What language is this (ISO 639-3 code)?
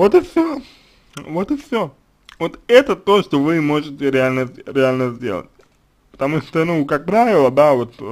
rus